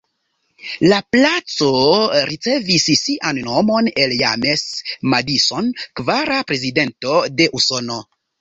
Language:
Esperanto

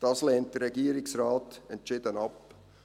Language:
Swiss German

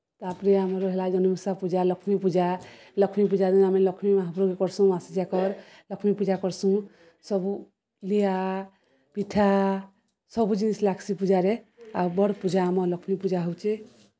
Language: Odia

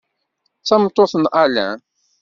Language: Kabyle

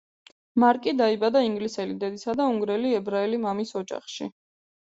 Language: Georgian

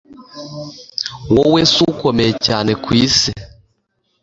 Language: Kinyarwanda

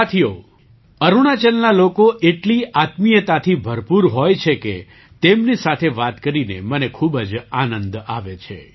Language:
Gujarati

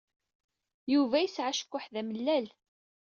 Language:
Kabyle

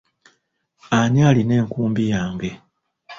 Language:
Ganda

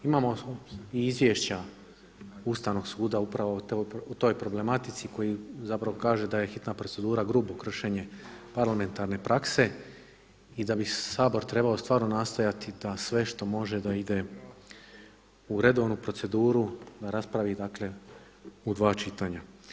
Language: Croatian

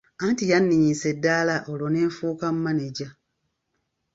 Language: Ganda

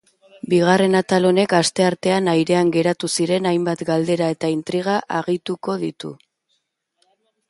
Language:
Basque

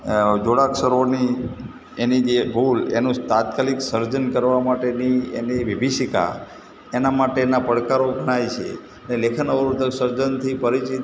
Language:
Gujarati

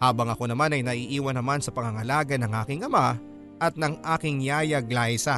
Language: Filipino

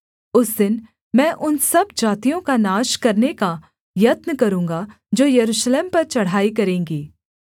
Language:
Hindi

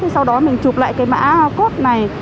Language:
Vietnamese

